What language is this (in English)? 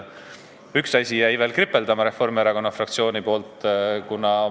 Estonian